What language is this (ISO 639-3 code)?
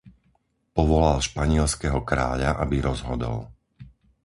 slk